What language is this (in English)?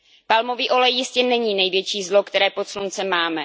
Czech